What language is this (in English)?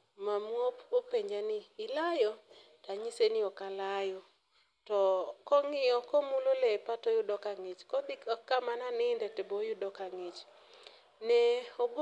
Luo (Kenya and Tanzania)